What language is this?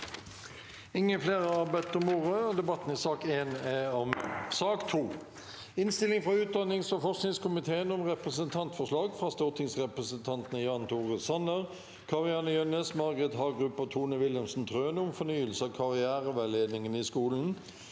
Norwegian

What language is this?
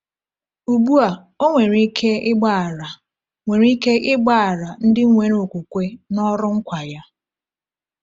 Igbo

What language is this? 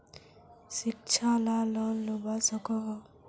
Magahi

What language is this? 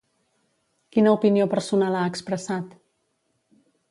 Catalan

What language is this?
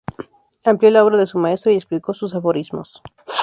Spanish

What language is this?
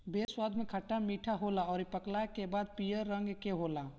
Bhojpuri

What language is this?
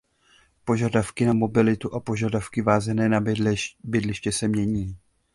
Czech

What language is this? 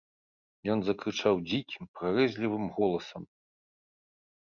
Belarusian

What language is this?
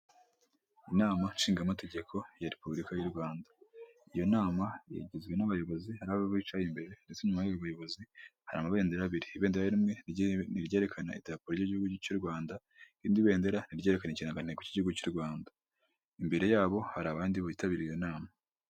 Kinyarwanda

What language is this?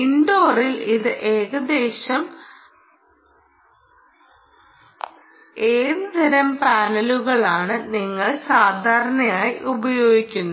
Malayalam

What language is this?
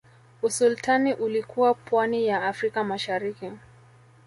Swahili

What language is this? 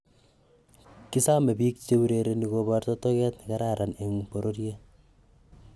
Kalenjin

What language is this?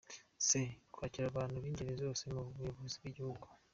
Kinyarwanda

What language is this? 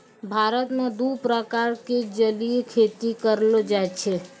Maithili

